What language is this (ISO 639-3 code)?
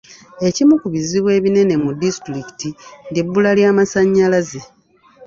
lug